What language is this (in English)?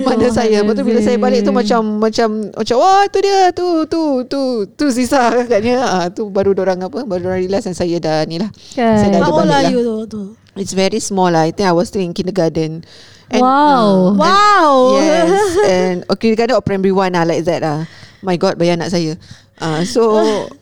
Malay